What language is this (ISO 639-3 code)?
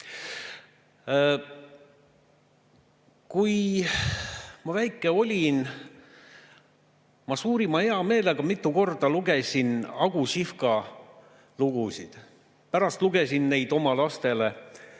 est